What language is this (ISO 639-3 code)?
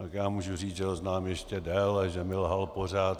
ces